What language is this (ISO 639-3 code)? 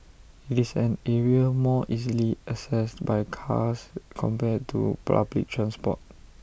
eng